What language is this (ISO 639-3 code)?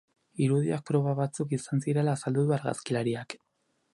eus